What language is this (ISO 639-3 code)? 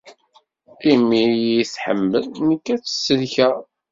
kab